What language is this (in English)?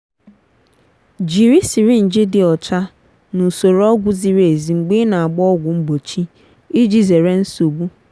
Igbo